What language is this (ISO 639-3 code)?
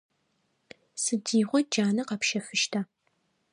ady